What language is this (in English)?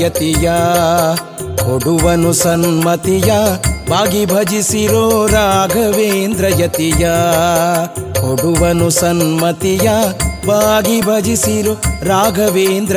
Kannada